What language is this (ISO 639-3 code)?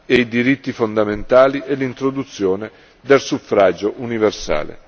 ita